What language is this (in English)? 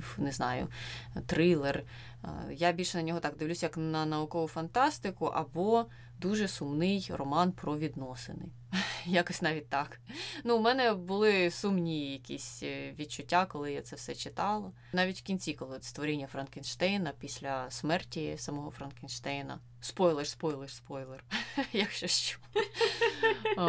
Ukrainian